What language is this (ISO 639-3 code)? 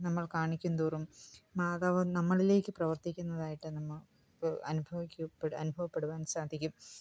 mal